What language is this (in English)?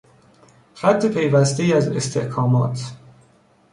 Persian